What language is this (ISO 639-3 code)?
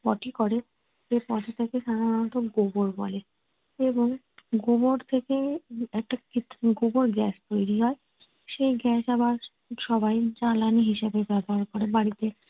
ben